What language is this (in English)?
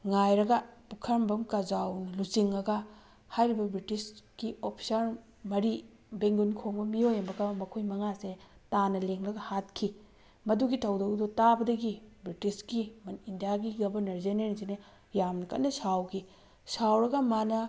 Manipuri